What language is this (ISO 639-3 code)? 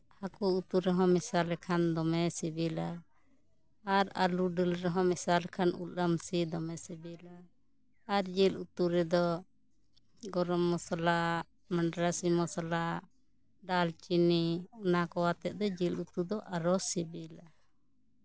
sat